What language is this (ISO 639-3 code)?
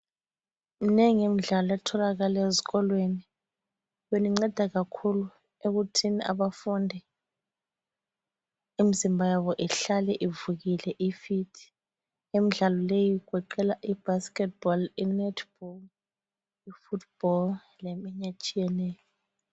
nde